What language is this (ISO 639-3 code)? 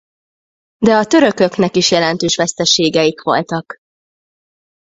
hun